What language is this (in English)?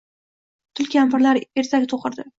Uzbek